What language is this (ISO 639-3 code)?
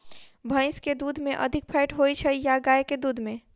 mai